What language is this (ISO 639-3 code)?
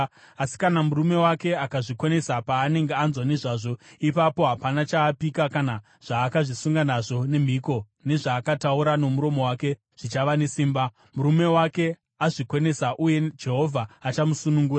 sna